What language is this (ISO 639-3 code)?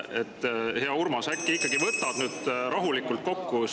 est